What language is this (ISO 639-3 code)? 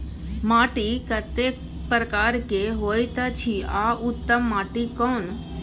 mai